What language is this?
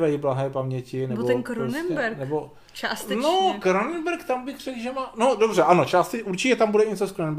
Czech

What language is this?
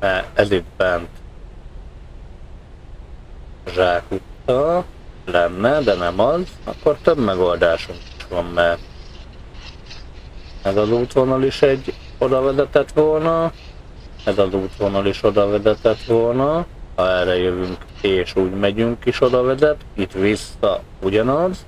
Hungarian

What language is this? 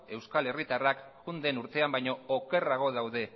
Basque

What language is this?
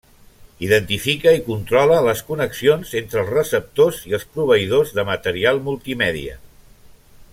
Catalan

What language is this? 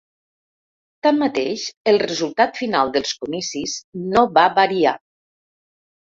Catalan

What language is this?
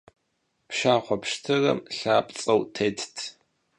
Kabardian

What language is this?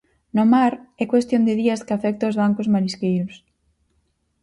Galician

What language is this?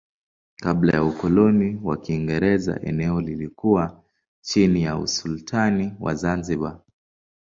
Swahili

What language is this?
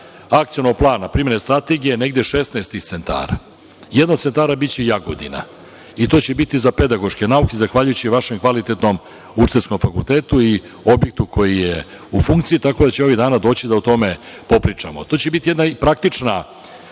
Serbian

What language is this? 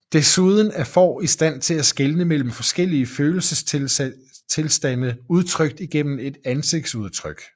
Danish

